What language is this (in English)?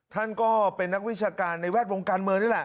Thai